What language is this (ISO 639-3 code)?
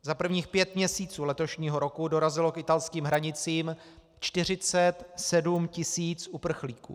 ces